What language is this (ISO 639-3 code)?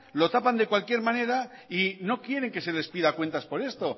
spa